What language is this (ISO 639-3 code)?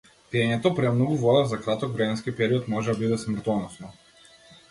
mkd